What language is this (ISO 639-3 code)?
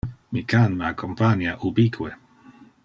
ina